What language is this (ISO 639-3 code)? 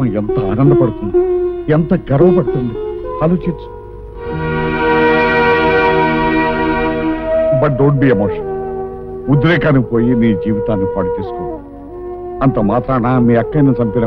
ron